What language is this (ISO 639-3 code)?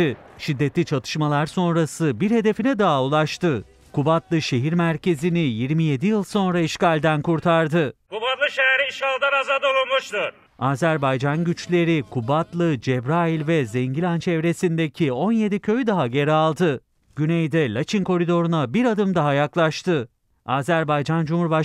tur